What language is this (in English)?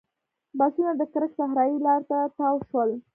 Pashto